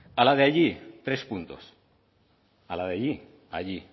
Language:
Spanish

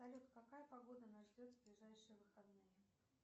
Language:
Russian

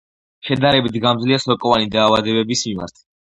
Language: Georgian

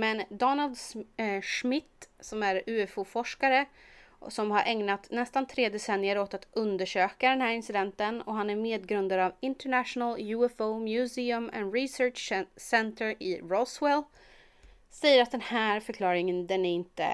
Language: Swedish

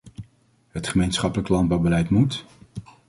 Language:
Dutch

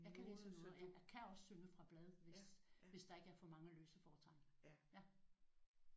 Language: Danish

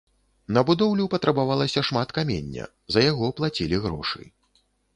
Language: Belarusian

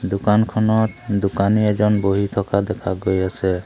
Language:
Assamese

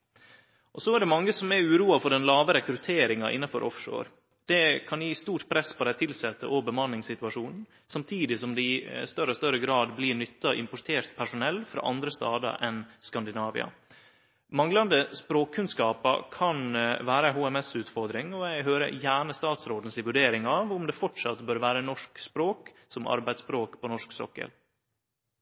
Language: Norwegian Nynorsk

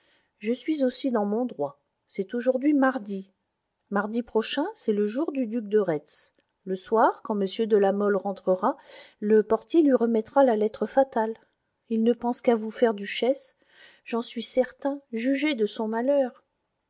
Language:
French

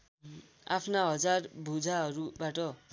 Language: Nepali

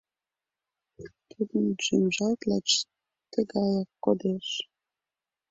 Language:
Mari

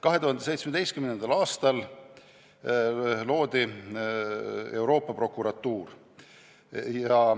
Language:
Estonian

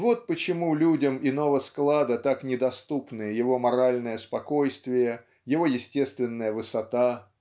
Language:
Russian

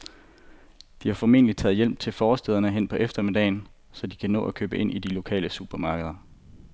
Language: Danish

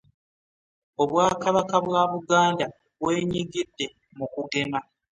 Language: Ganda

